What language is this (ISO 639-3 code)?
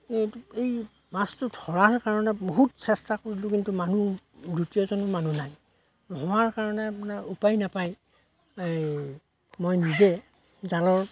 asm